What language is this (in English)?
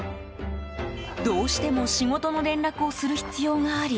Japanese